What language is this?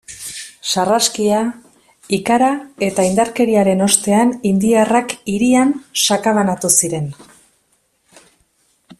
Basque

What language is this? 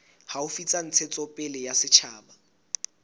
Southern Sotho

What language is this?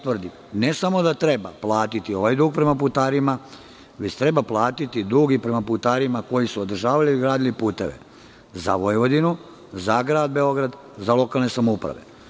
Serbian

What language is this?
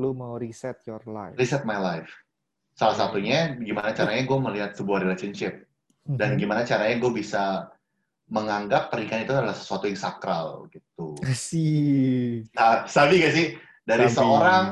Indonesian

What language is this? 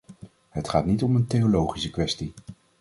Dutch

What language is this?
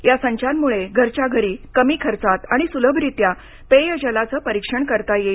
Marathi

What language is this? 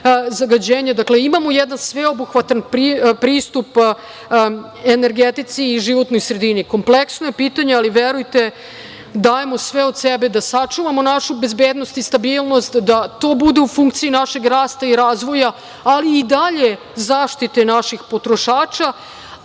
Serbian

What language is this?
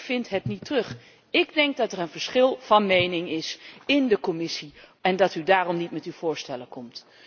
Dutch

